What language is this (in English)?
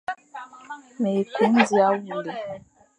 Fang